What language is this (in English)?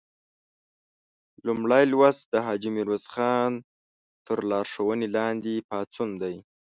Pashto